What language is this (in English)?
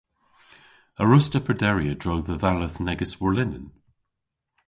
Cornish